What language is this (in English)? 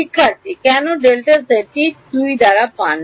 Bangla